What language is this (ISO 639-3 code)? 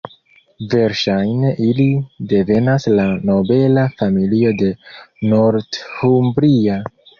epo